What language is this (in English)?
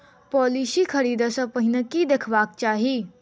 Maithili